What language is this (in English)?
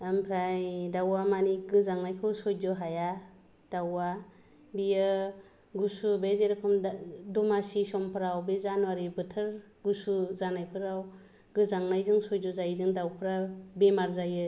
Bodo